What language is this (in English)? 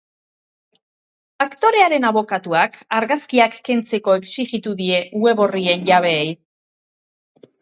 Basque